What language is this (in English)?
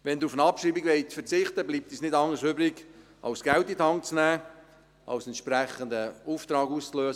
Swiss German